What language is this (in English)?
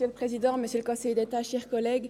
Swiss German